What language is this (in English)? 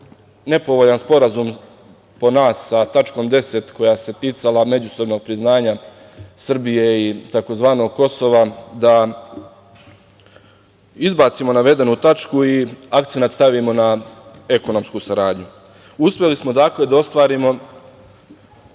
Serbian